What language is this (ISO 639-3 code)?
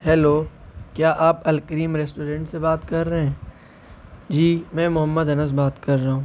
urd